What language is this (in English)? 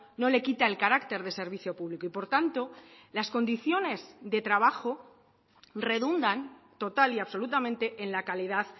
Spanish